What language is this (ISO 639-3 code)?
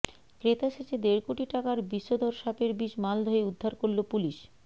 ben